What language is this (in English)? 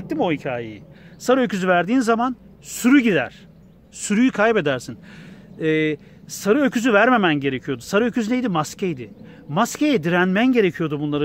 Turkish